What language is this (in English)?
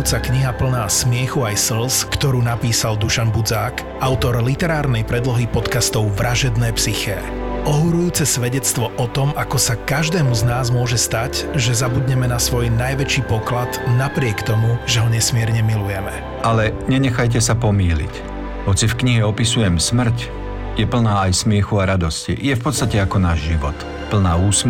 Slovak